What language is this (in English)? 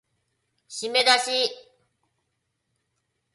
Japanese